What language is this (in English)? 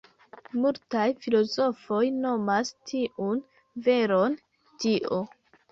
Esperanto